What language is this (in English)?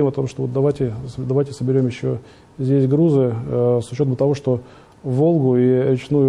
Russian